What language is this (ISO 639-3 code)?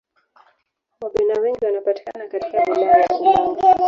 swa